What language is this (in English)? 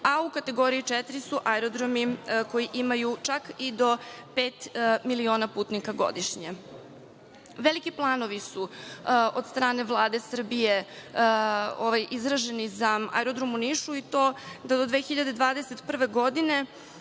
Serbian